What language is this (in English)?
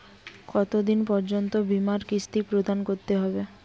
Bangla